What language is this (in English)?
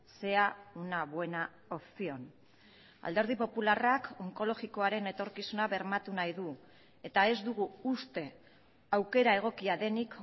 Basque